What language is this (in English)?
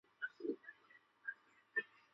Chinese